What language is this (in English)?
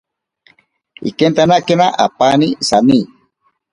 Ashéninka Perené